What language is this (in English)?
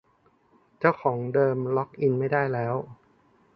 Thai